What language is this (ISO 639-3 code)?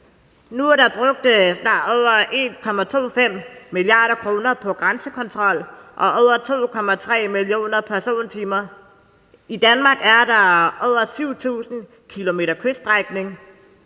dan